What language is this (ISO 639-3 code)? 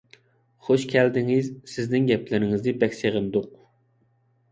uig